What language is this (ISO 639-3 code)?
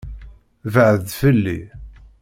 kab